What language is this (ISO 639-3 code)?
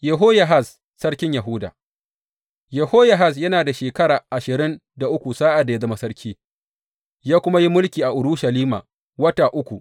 hau